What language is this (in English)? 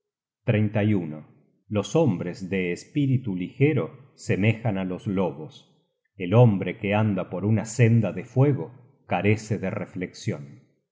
Spanish